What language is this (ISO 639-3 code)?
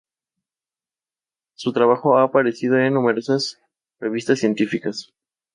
spa